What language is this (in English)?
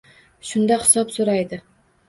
Uzbek